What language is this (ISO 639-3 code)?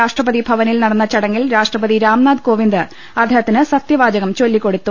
mal